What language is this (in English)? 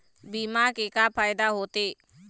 Chhattisgarhi